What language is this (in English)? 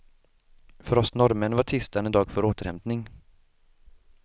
Swedish